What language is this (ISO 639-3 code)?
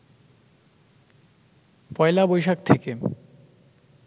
ben